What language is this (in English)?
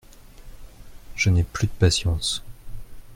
French